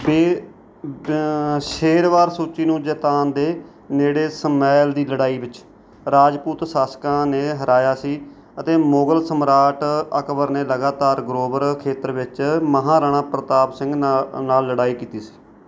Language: Punjabi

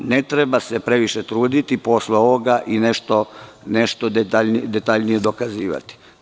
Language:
Serbian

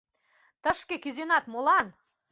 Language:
Mari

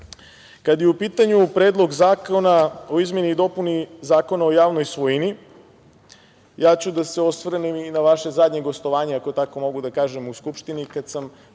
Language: Serbian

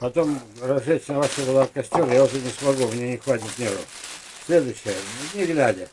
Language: Russian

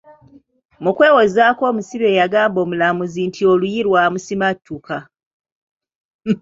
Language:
Ganda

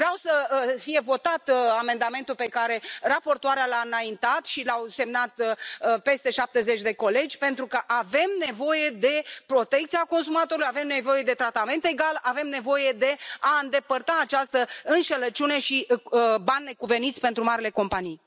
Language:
Romanian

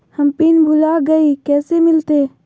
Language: Magahi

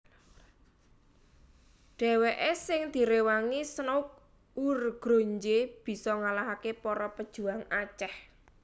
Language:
Javanese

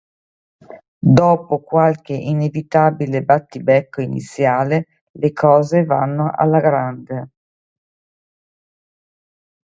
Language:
Italian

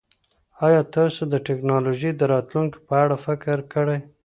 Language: Pashto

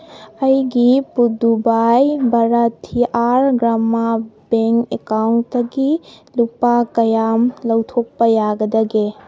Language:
Manipuri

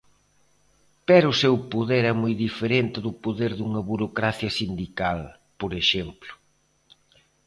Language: Galician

